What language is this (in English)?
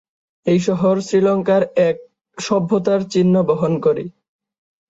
Bangla